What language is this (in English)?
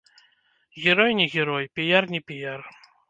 Belarusian